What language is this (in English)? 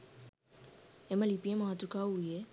Sinhala